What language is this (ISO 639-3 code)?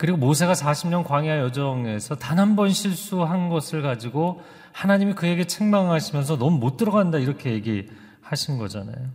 kor